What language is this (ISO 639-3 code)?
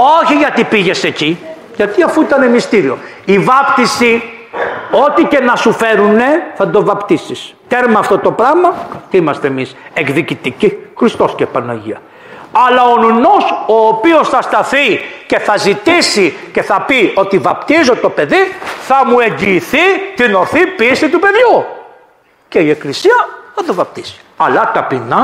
ell